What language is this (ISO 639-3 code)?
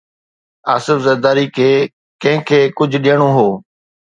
snd